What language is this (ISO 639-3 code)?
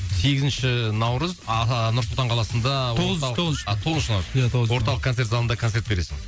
kaz